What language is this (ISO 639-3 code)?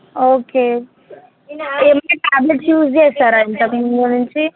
tel